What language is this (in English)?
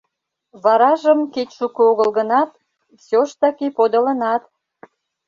Mari